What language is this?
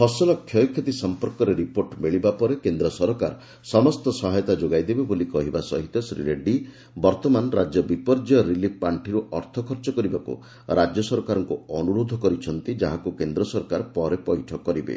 Odia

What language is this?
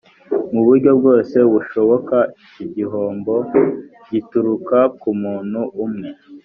Kinyarwanda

